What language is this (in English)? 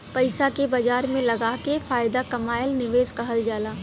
Bhojpuri